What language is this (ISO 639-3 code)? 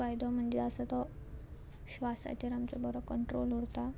kok